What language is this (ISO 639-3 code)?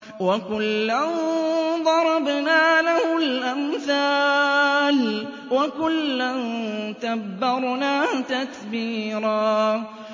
ara